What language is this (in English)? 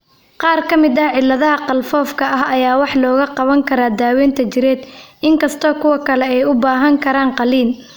Somali